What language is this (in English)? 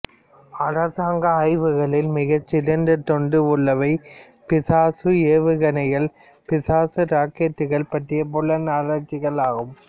Tamil